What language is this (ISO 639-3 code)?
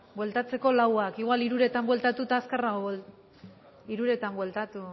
eus